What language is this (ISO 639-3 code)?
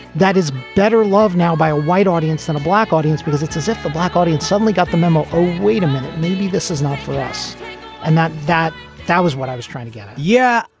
eng